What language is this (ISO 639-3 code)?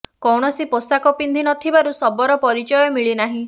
ori